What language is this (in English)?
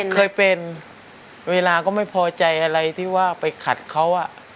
Thai